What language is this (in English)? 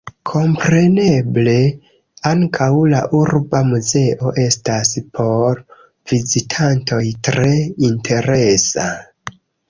Esperanto